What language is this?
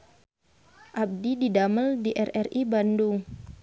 Sundanese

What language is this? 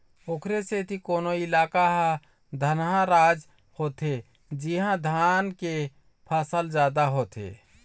Chhattisgarhi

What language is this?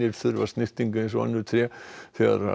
Icelandic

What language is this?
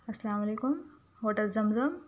Urdu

